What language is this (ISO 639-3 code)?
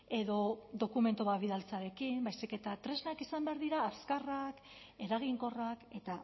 eus